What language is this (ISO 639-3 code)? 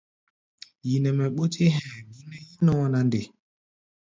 gba